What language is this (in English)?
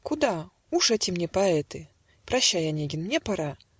Russian